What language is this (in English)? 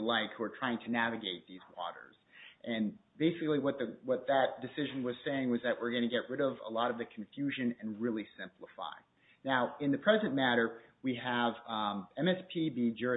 English